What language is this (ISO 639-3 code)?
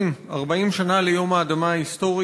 heb